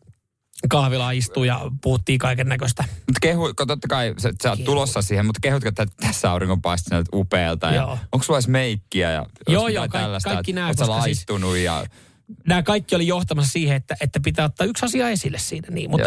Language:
Finnish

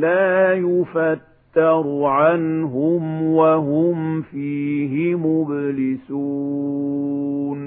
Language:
Arabic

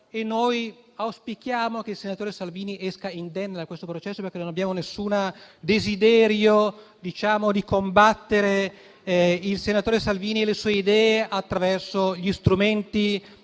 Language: Italian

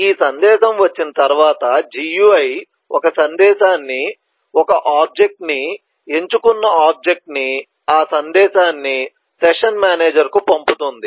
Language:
Telugu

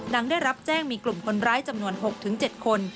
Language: Thai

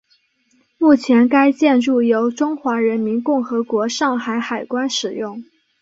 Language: Chinese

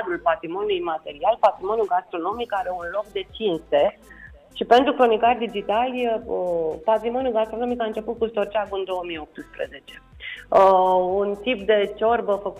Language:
Romanian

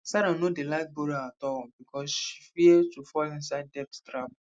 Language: Nigerian Pidgin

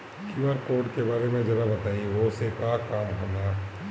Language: Bhojpuri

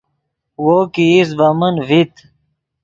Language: Yidgha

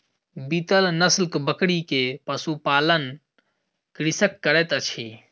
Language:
Maithili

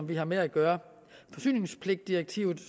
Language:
Danish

